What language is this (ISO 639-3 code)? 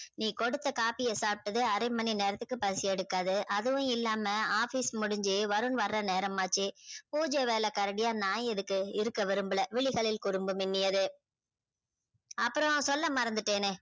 tam